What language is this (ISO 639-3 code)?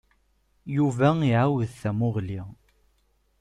kab